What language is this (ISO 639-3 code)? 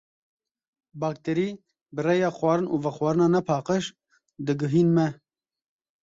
kur